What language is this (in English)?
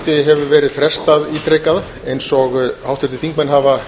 Icelandic